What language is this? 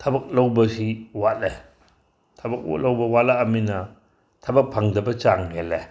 Manipuri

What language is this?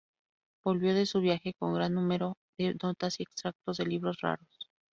Spanish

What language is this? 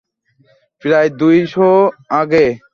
Bangla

